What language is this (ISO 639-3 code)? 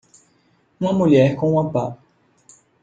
por